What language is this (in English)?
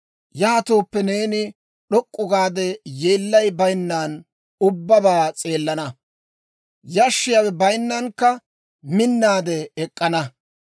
Dawro